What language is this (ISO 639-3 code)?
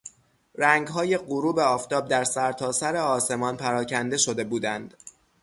fas